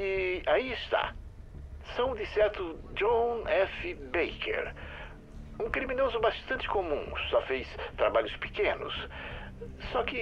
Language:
Portuguese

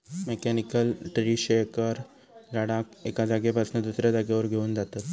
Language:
Marathi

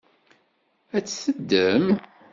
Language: Kabyle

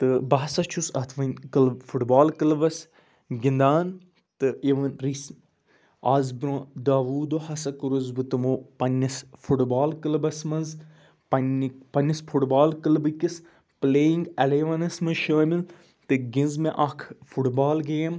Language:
Kashmiri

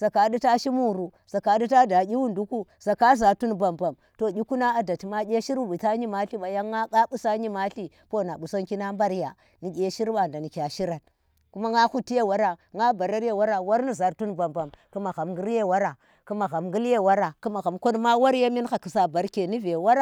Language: Tera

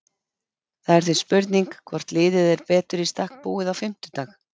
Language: Icelandic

